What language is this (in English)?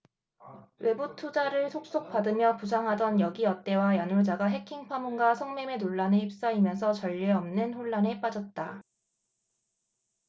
Korean